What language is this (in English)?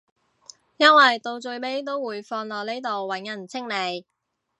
Cantonese